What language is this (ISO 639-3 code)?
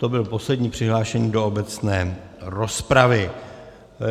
ces